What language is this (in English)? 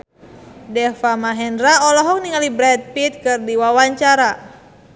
Sundanese